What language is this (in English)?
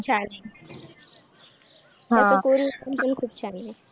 Marathi